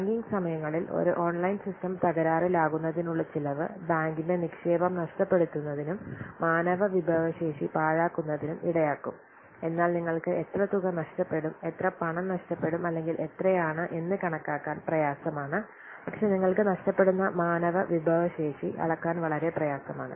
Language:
Malayalam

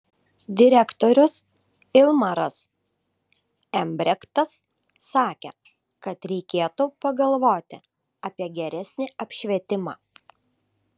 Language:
Lithuanian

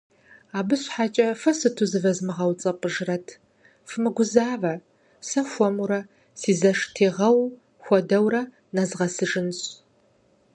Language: Kabardian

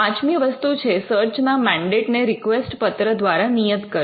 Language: Gujarati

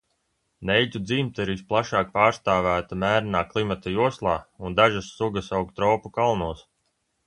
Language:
Latvian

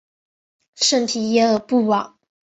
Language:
Chinese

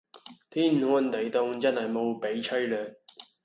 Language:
Cantonese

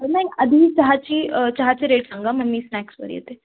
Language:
Marathi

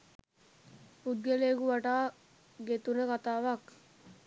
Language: Sinhala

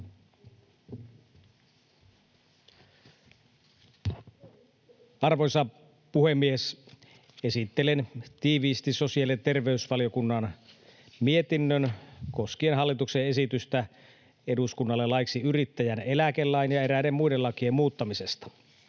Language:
Finnish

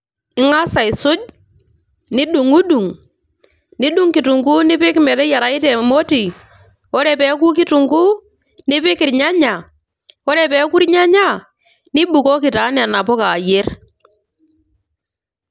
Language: Masai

